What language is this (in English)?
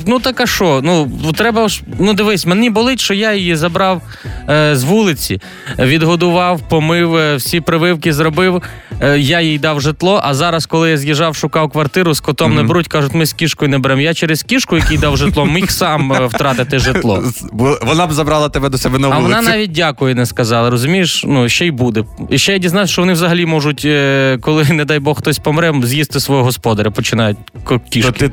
Ukrainian